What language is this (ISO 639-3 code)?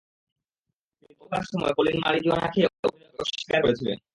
ben